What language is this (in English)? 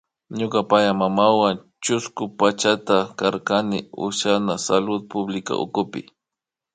Imbabura Highland Quichua